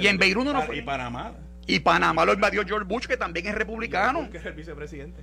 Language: Spanish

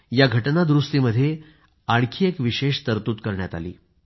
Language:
Marathi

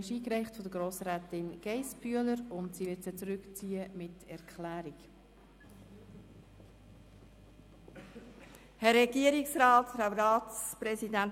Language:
Swiss German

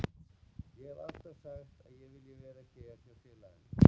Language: Icelandic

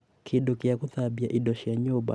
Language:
Kikuyu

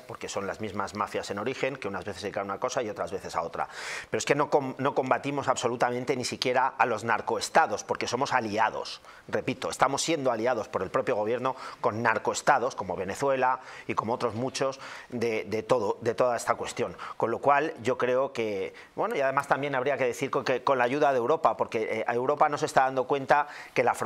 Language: Spanish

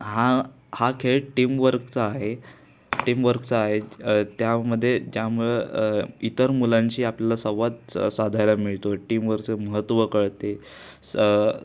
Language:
Marathi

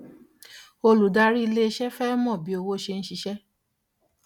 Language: Yoruba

